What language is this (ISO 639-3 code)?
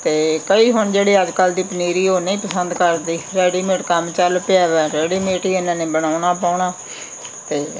pan